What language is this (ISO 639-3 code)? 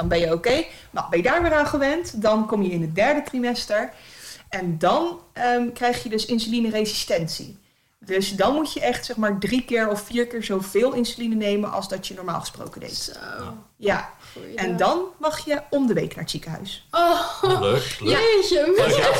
nld